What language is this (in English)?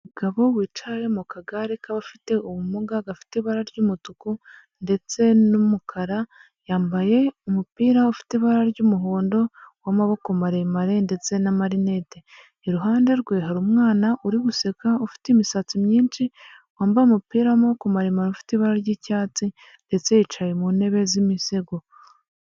Kinyarwanda